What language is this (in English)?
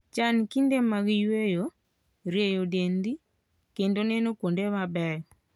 Luo (Kenya and Tanzania)